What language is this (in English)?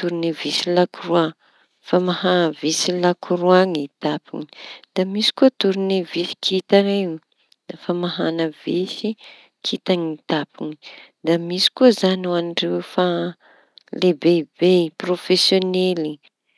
Tanosy Malagasy